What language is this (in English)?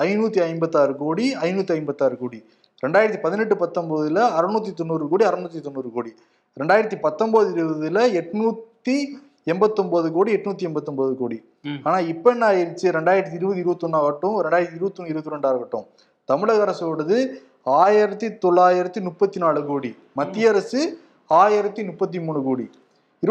Tamil